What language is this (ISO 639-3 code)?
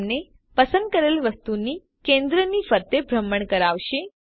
guj